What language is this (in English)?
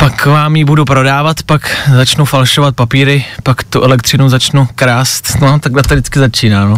Czech